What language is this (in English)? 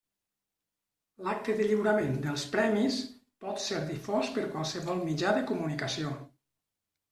Catalan